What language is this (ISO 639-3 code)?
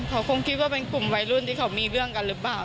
tha